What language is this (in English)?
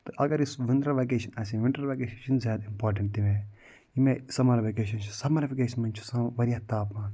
Kashmiri